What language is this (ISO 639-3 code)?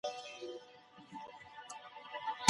pus